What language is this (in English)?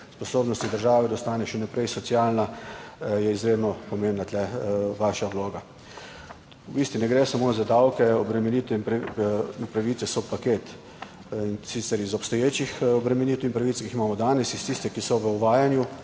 Slovenian